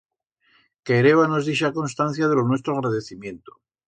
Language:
Aragonese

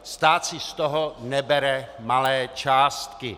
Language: Czech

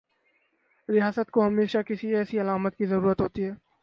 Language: Urdu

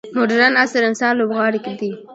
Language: Pashto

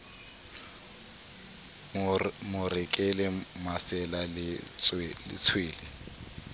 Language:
Southern Sotho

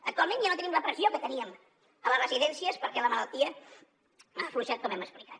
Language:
Catalan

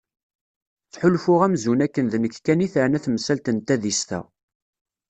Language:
Kabyle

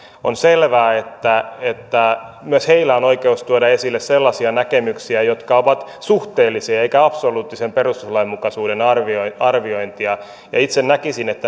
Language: Finnish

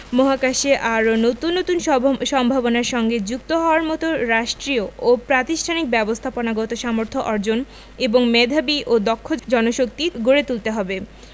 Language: Bangla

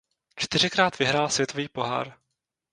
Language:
Czech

